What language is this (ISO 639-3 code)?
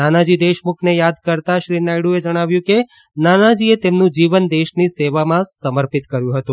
guj